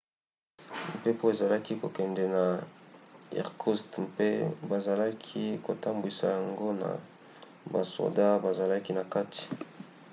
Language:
Lingala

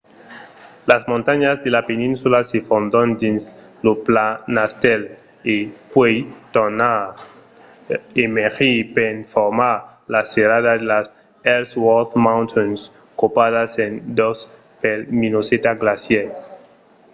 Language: Occitan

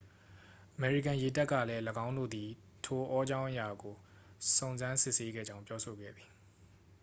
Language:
Burmese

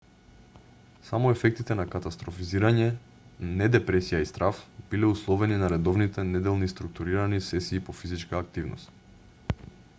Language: Macedonian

